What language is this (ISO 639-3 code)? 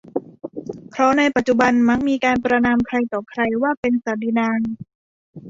tha